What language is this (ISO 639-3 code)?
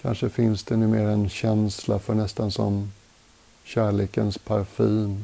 swe